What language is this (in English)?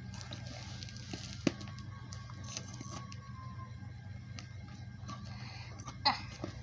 Indonesian